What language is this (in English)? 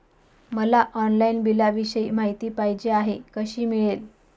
Marathi